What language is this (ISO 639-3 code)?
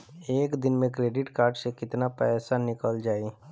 bho